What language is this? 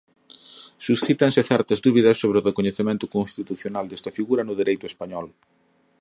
Galician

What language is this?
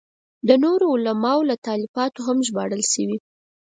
Pashto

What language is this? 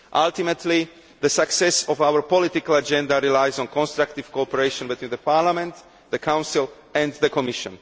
English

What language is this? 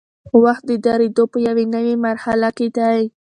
Pashto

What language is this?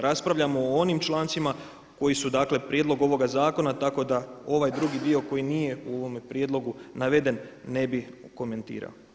Croatian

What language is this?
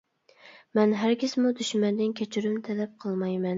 Uyghur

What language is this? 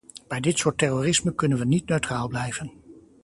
Dutch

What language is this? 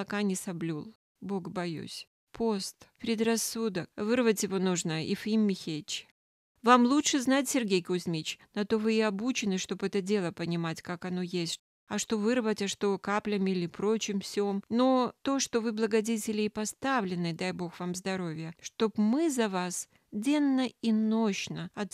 Russian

